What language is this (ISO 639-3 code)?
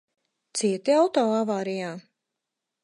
lav